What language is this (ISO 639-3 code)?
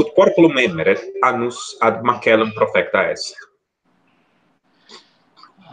ita